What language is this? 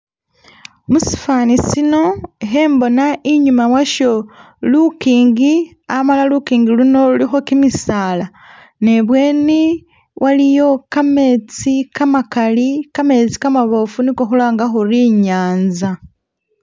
Masaaba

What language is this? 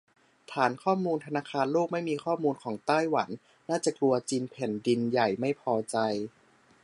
Thai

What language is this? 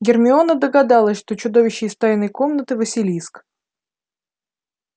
Russian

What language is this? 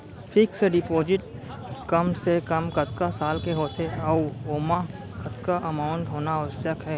Chhattisgarhi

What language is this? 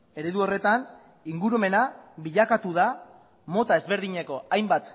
Basque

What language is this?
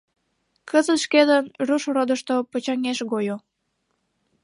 Mari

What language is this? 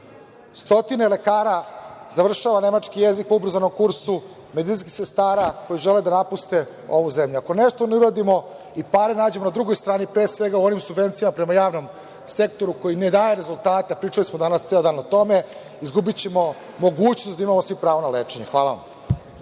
Serbian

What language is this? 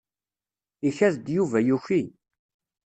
Kabyle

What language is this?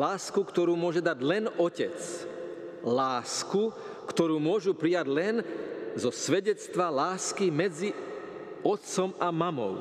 Slovak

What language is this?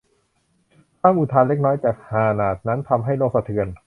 Thai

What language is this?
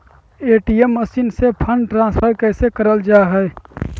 Magahi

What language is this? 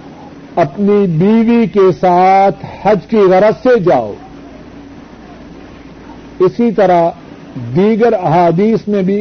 Urdu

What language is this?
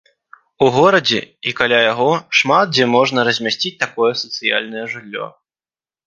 Belarusian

